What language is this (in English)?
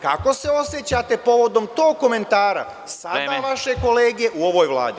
Serbian